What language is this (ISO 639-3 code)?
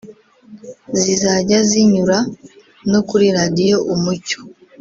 kin